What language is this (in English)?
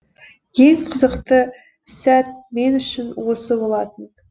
Kazakh